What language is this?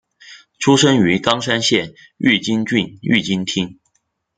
Chinese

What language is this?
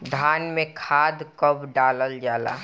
Bhojpuri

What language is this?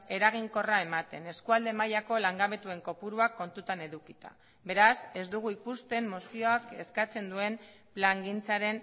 Basque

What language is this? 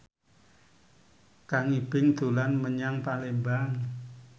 Javanese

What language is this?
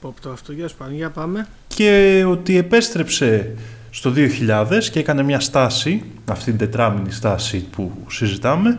Greek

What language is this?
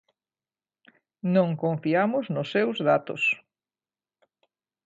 Galician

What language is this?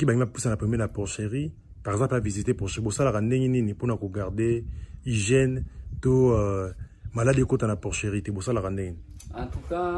French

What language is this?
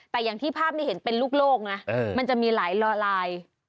Thai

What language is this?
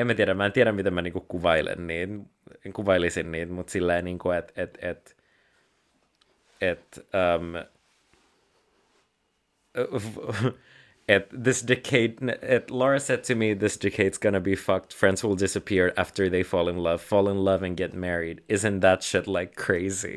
Finnish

